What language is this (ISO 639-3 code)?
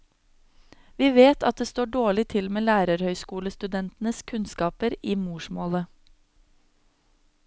nor